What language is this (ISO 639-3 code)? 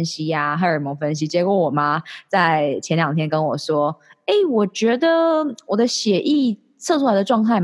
zho